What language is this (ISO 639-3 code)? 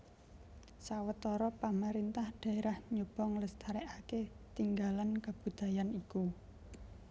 jav